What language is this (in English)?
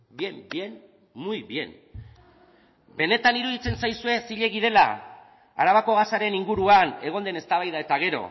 Basque